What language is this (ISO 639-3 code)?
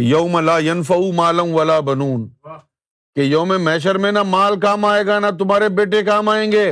urd